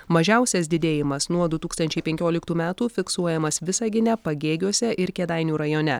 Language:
Lithuanian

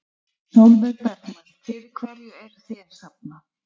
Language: Icelandic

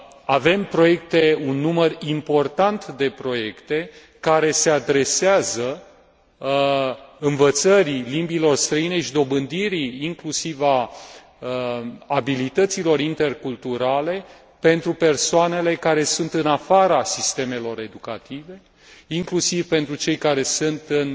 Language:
Romanian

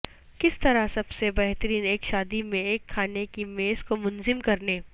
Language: Urdu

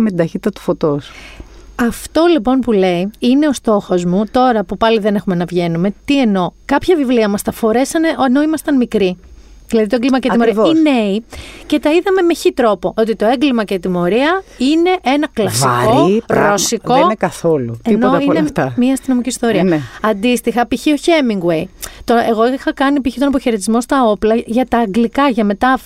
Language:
Greek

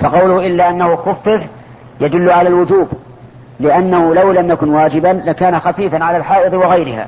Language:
Arabic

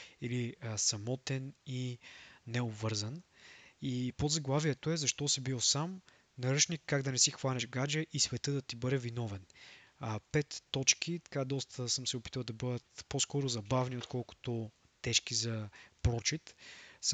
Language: Bulgarian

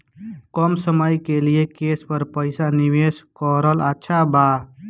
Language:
Bhojpuri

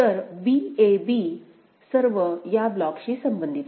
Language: Marathi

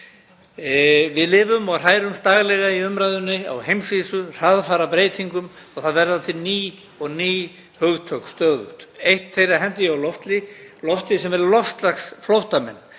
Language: Icelandic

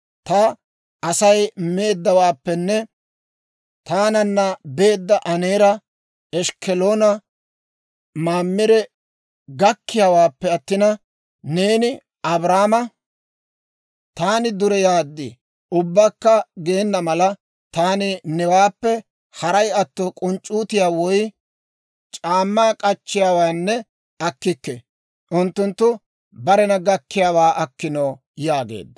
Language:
Dawro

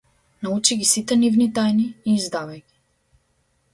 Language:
Macedonian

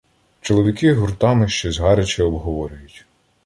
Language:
Ukrainian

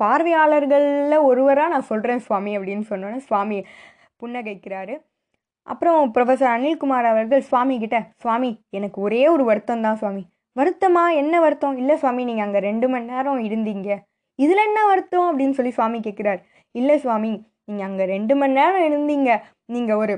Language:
Tamil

